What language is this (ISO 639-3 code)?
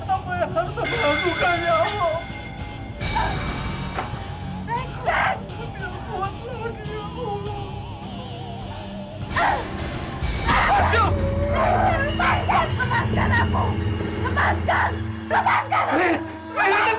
ind